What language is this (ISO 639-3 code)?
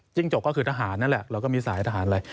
tha